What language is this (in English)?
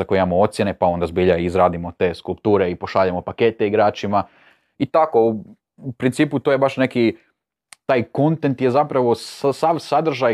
Croatian